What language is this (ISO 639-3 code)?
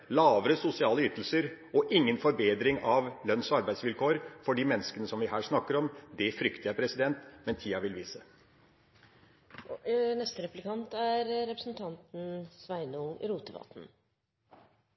nor